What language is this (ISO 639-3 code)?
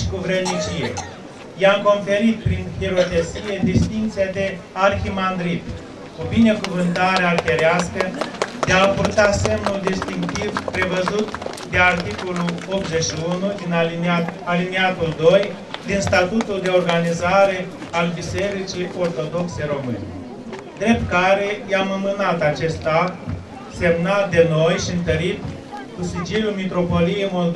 ron